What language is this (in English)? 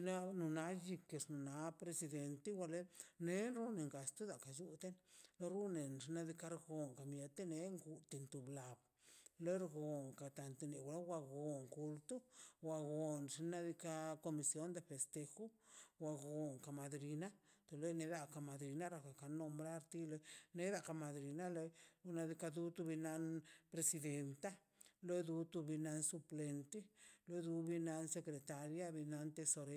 Mazaltepec Zapotec